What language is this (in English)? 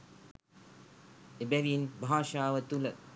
Sinhala